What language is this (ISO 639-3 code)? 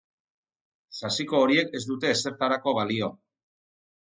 eus